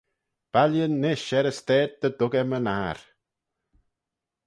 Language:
Manx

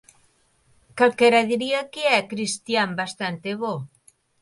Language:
Galician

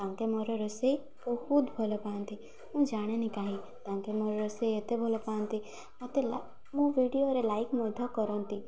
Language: Odia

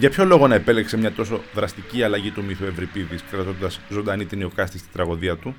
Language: Greek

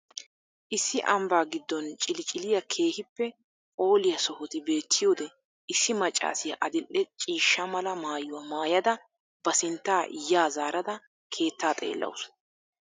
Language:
Wolaytta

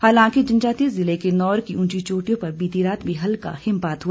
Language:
Hindi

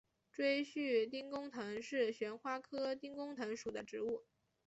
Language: Chinese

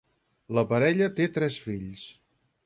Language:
Catalan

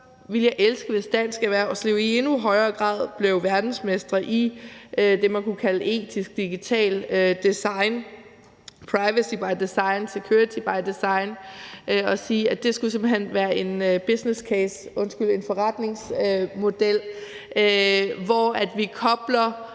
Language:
Danish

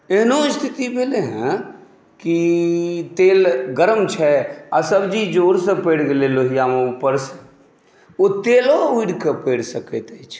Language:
Maithili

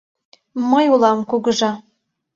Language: Mari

